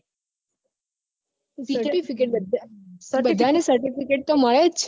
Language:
Gujarati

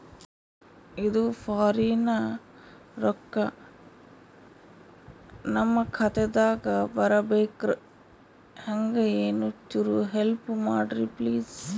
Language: Kannada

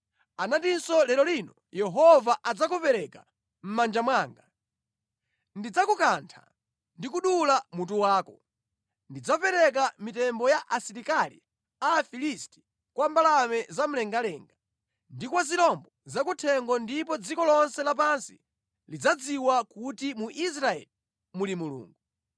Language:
Nyanja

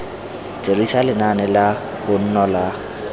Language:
Tswana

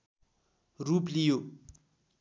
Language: Nepali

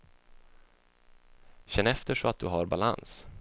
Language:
Swedish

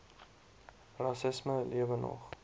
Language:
Afrikaans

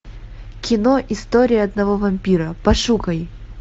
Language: Russian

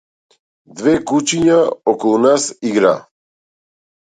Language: Macedonian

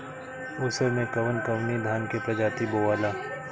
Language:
Bhojpuri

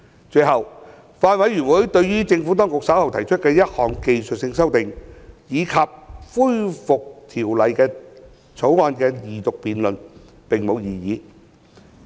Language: Cantonese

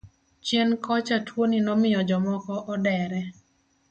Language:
Luo (Kenya and Tanzania)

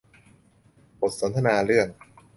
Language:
Thai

